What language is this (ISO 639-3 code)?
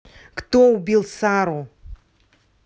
rus